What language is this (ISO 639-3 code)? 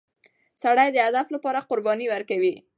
pus